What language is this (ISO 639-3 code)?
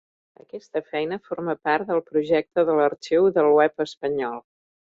cat